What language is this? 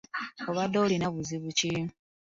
Ganda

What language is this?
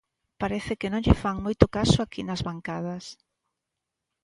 Galician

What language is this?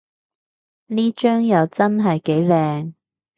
Cantonese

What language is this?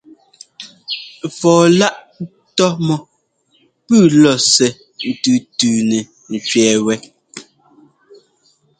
Ngomba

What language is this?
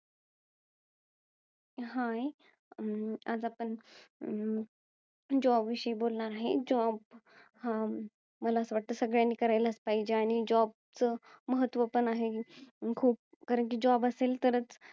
Marathi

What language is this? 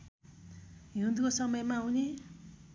Nepali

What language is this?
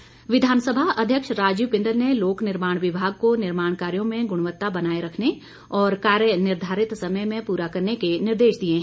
Hindi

